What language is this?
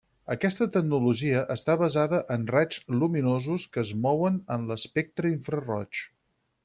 Catalan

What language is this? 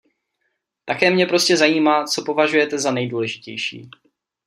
Czech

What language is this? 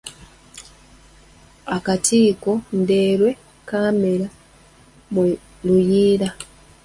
Ganda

